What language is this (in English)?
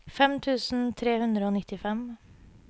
Norwegian